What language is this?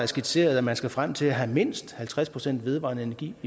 Danish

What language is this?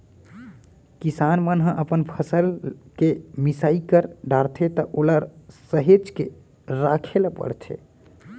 Chhattisgarhi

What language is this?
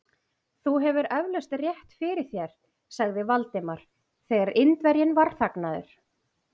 Icelandic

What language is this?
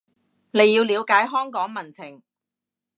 Cantonese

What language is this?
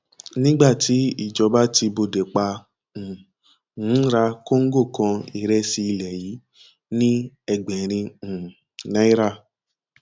Yoruba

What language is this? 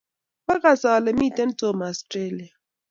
Kalenjin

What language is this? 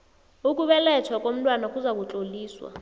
South Ndebele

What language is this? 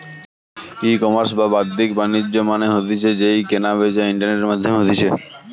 Bangla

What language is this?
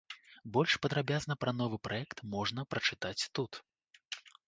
Belarusian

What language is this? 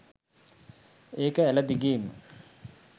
Sinhala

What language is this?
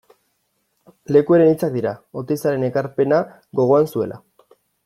Basque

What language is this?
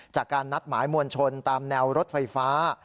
Thai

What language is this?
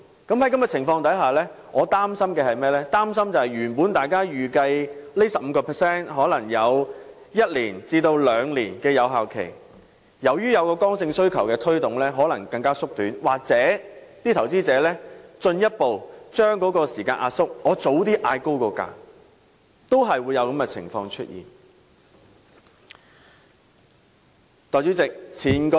Cantonese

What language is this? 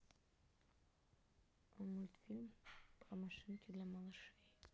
Russian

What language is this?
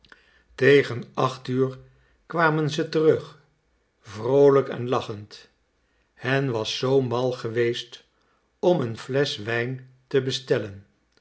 Dutch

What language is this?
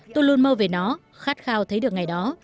Vietnamese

